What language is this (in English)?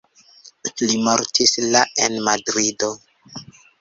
Esperanto